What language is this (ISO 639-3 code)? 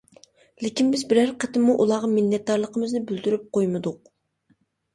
uig